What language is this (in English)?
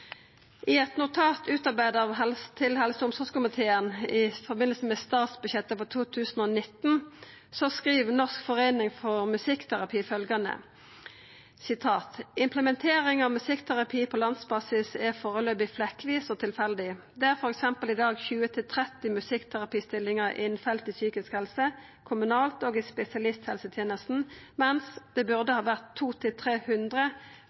Norwegian Nynorsk